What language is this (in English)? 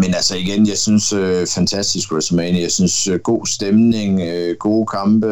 Danish